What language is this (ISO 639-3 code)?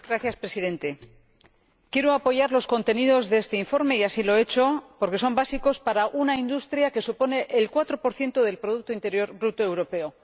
spa